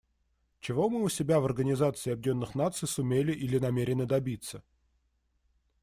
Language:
Russian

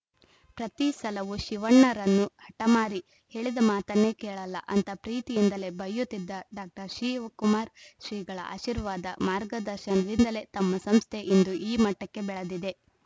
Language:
Kannada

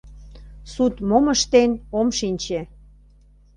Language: Mari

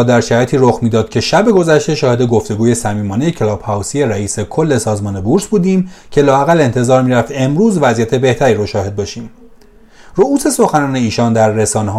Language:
Persian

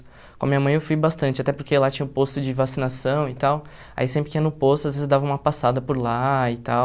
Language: Portuguese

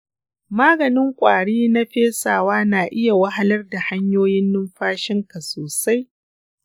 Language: Hausa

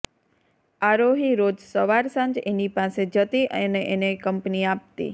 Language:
Gujarati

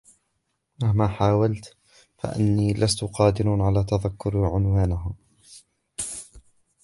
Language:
Arabic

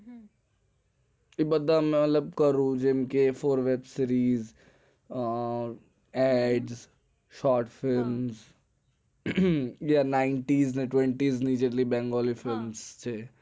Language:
Gujarati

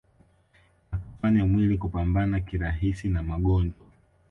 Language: Swahili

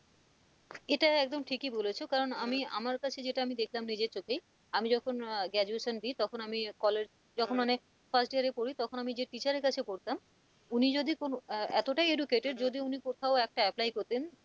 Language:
Bangla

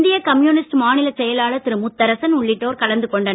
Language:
Tamil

